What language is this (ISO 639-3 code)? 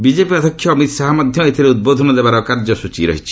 ori